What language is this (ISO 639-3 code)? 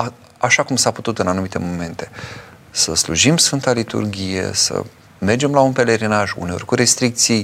ron